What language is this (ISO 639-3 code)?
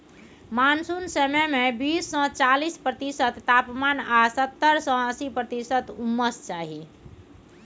mai